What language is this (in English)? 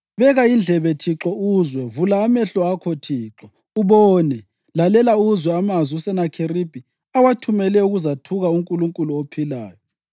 North Ndebele